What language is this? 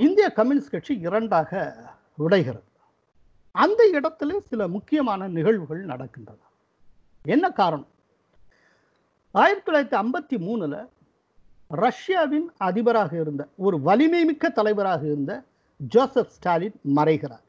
Tamil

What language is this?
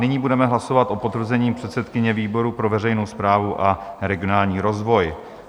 Czech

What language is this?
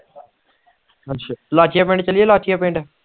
Punjabi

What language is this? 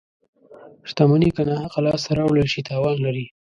Pashto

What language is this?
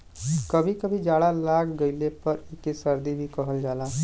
Bhojpuri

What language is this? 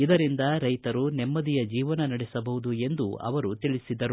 Kannada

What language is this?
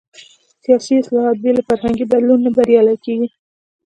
Pashto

